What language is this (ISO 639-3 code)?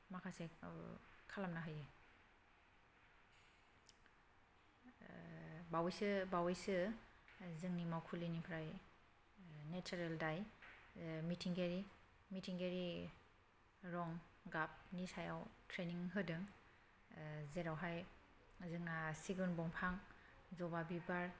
brx